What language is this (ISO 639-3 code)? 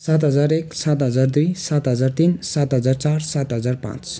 nep